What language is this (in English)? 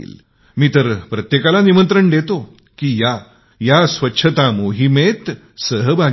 Marathi